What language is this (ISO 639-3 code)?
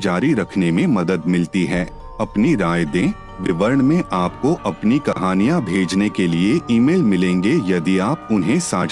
hin